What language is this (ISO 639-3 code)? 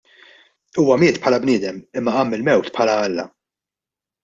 mlt